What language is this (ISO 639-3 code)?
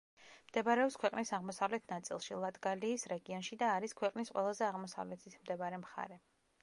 kat